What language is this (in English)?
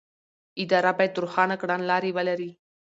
Pashto